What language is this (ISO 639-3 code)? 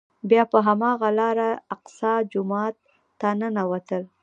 pus